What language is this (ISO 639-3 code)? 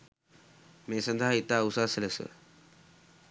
sin